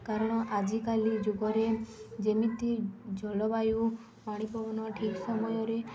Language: Odia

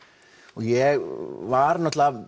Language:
Icelandic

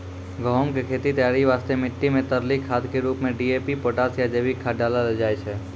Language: Maithili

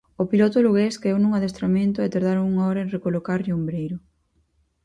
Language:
Galician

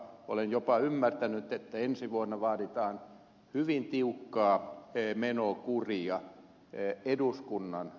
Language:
Finnish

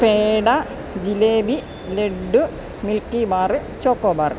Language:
Malayalam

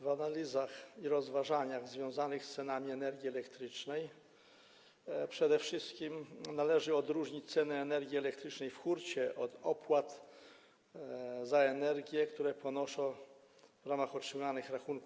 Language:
Polish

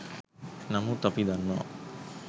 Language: Sinhala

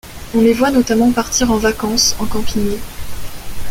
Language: French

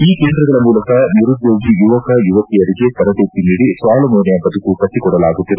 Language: Kannada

